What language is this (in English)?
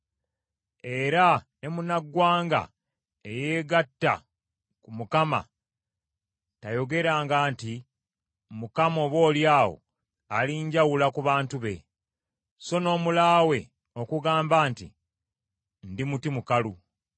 Ganda